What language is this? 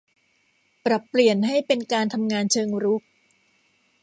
Thai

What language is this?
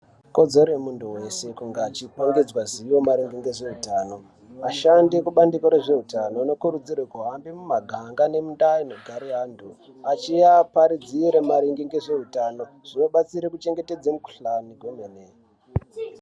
Ndau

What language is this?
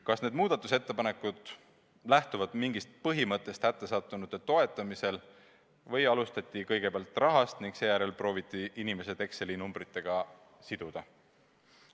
Estonian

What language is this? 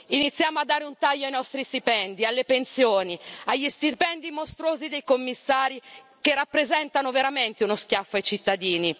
Italian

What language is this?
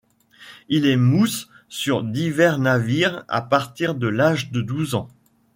French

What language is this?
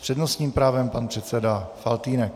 Czech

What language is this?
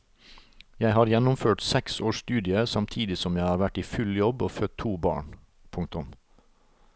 Norwegian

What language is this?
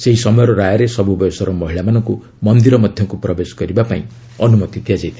Odia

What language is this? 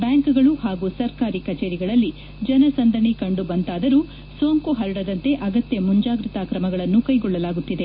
Kannada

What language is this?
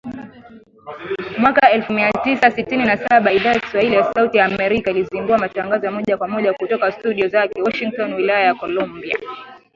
Swahili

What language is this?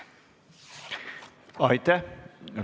Estonian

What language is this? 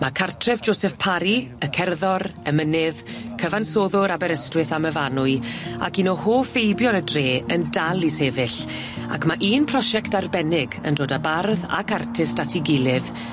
Welsh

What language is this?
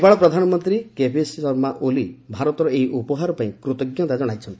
Odia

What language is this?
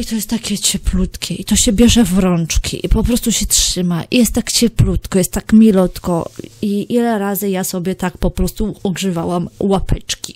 Polish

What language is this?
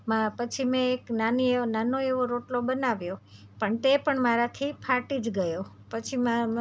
Gujarati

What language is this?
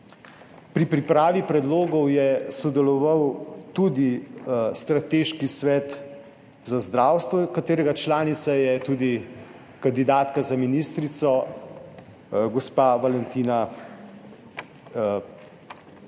Slovenian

